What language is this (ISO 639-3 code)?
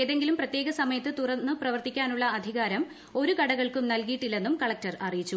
mal